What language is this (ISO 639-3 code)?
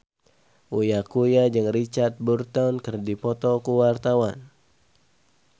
sun